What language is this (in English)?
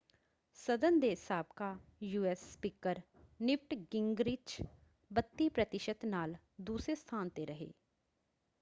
Punjabi